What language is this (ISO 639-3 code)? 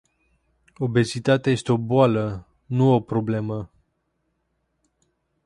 ron